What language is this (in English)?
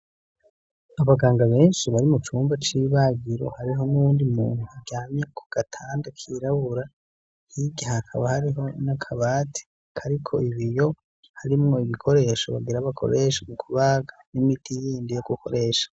Rundi